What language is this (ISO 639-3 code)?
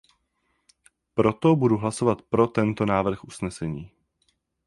ces